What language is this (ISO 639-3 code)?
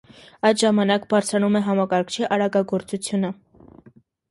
hye